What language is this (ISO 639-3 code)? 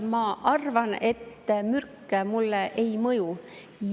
est